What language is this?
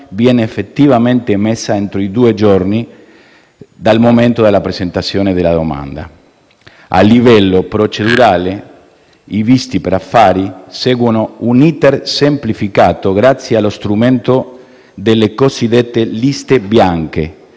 Italian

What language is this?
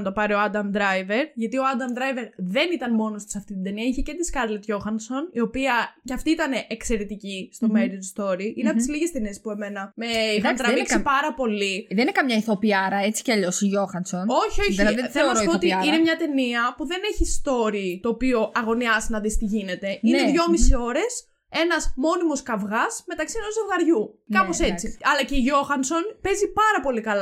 Greek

